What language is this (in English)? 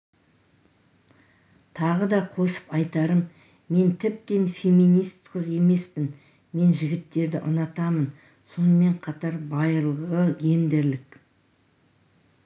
Kazakh